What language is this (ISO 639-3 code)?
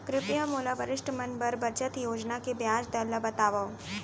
hne